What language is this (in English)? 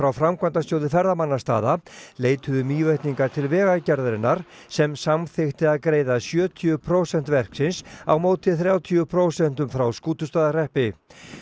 Icelandic